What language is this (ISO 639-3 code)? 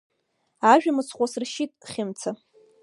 abk